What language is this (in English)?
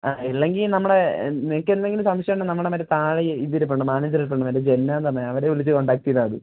Malayalam